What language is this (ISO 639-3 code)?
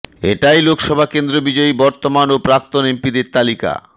ben